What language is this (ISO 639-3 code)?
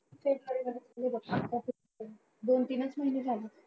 mar